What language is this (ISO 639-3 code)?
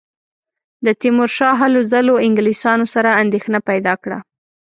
pus